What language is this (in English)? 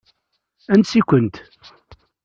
Kabyle